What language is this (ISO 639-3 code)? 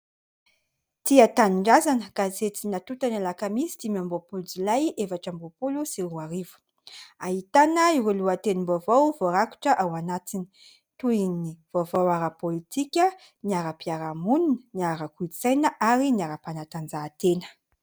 mlg